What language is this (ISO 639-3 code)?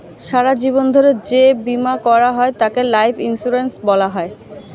ben